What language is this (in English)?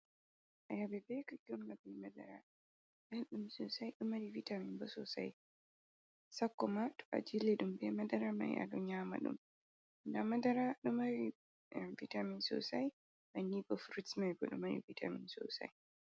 Fula